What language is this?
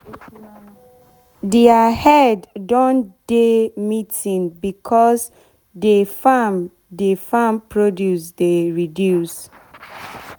Nigerian Pidgin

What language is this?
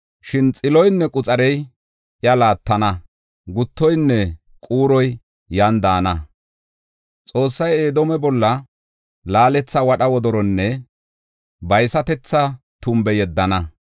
Gofa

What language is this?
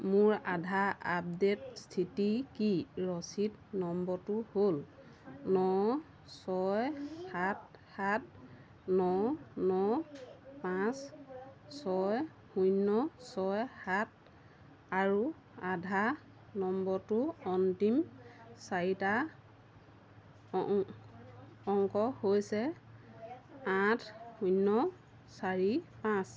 Assamese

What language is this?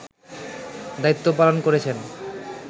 Bangla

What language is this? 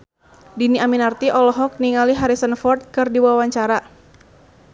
Sundanese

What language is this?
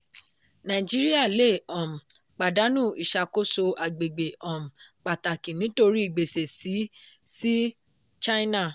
Yoruba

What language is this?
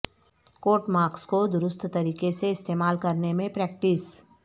Urdu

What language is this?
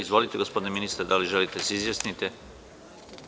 Serbian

